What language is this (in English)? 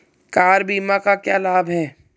Hindi